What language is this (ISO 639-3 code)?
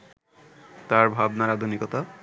ben